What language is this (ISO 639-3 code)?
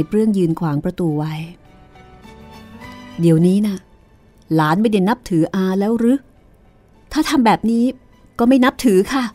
tha